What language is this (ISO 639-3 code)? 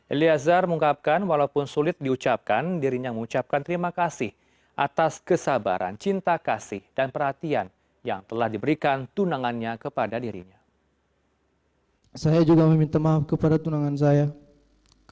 ind